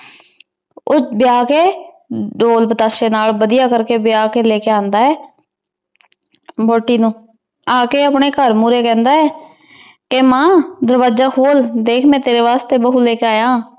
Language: Punjabi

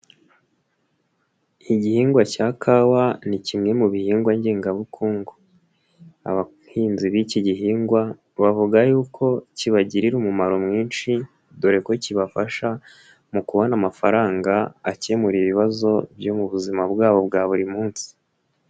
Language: Kinyarwanda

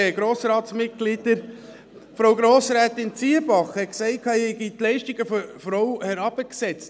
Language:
Swiss German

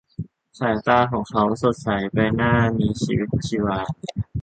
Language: Thai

